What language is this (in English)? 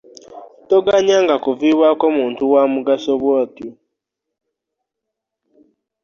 Ganda